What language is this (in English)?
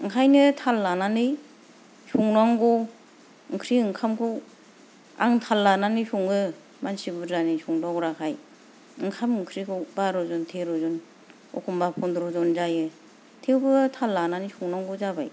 Bodo